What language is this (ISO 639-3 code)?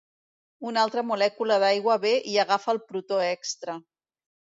cat